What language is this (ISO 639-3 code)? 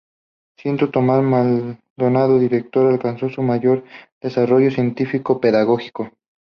spa